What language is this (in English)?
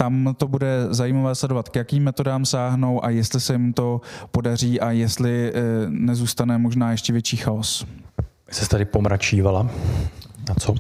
Czech